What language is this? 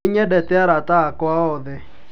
Kikuyu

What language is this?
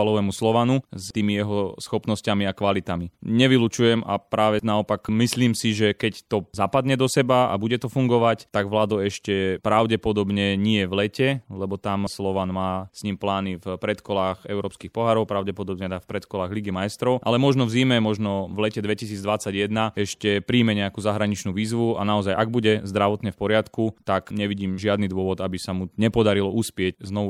Slovak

